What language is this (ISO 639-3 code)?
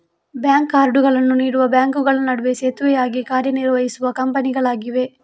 kan